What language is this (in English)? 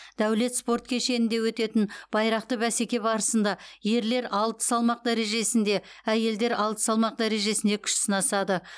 Kazakh